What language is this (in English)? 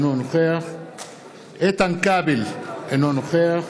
Hebrew